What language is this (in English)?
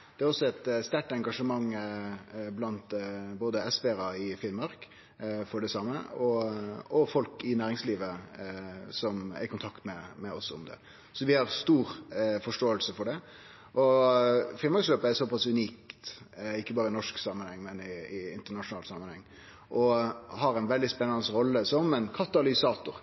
Norwegian Nynorsk